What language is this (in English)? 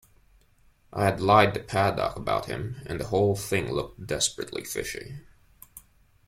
English